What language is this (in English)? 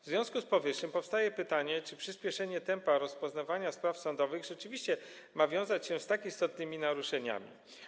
Polish